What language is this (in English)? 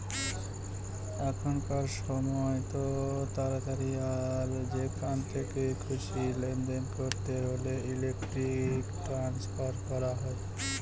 Bangla